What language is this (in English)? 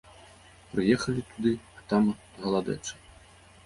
Belarusian